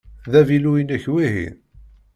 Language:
Kabyle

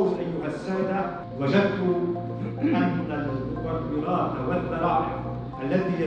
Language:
Arabic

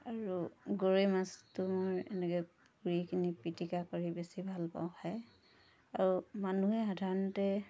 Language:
Assamese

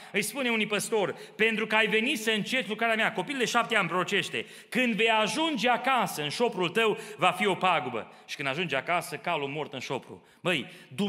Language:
Romanian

